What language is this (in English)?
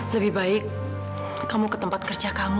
Indonesian